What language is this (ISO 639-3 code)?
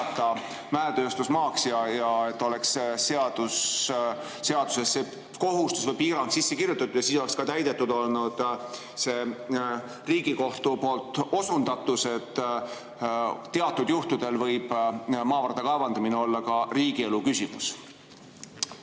est